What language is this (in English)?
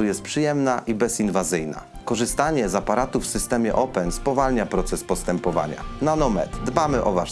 Polish